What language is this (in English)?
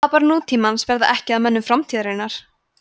Icelandic